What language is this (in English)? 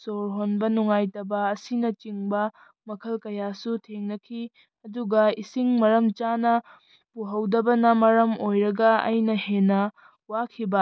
Manipuri